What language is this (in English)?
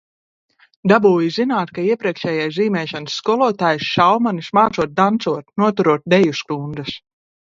Latvian